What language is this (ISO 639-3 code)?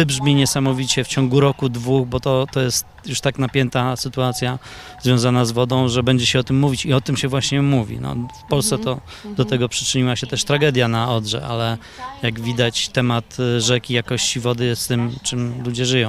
pol